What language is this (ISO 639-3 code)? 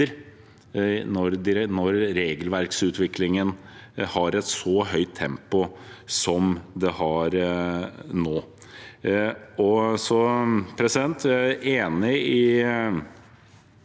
nor